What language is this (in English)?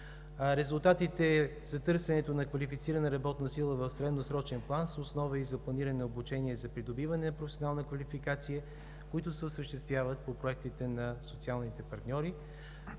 Bulgarian